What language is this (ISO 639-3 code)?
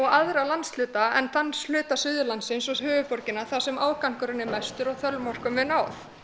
isl